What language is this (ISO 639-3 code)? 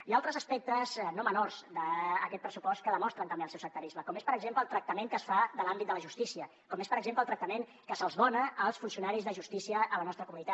cat